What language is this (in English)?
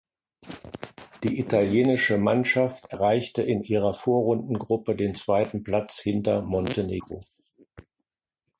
German